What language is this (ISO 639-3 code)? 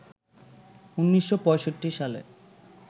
ben